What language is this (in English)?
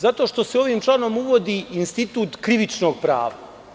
Serbian